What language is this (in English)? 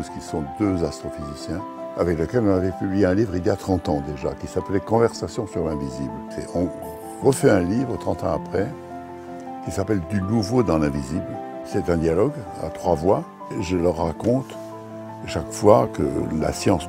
French